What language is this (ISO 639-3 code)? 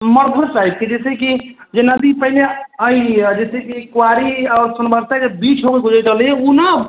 mai